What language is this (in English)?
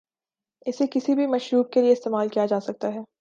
Urdu